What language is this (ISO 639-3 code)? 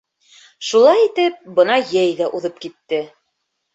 bak